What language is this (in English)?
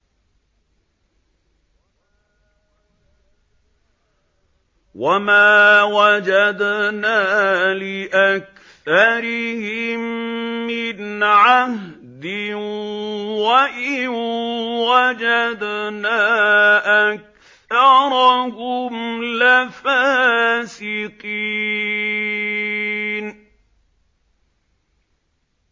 Arabic